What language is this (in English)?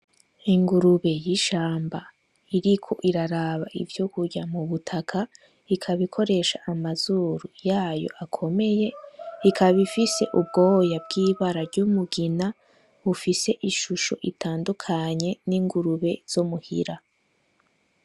Rundi